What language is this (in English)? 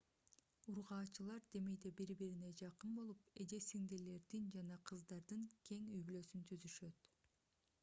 Kyrgyz